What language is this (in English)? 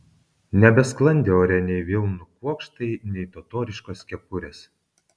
Lithuanian